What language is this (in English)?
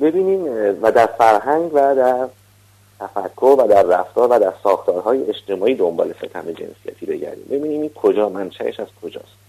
Persian